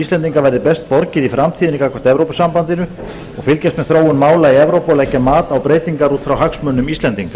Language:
Icelandic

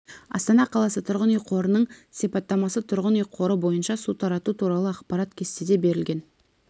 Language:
Kazakh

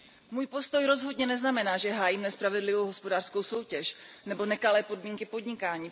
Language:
Czech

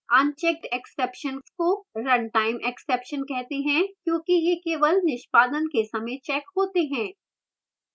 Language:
Hindi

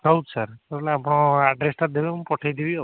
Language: Odia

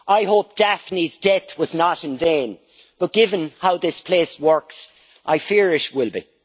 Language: English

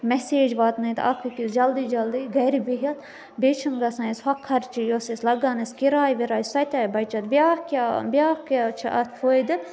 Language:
Kashmiri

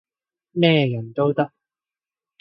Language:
Cantonese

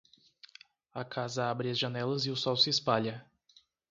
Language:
Portuguese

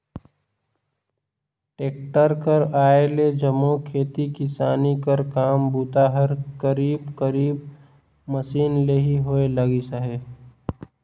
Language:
Chhattisgarhi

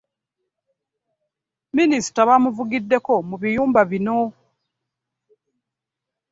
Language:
Ganda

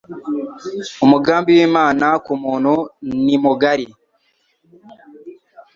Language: Kinyarwanda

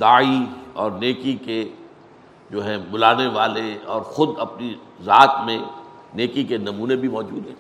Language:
Urdu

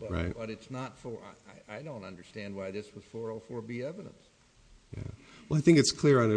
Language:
English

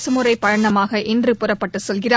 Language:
Tamil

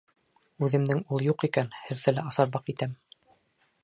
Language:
Bashkir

